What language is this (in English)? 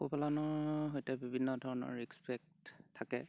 Assamese